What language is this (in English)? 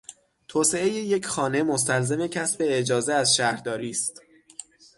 Persian